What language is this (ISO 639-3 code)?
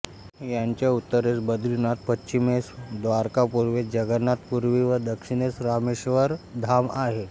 mar